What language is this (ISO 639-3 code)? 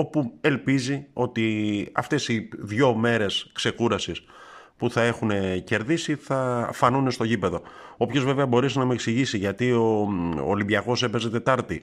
ell